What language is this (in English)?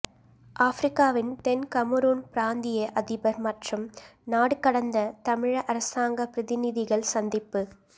Tamil